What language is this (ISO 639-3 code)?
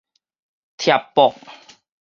nan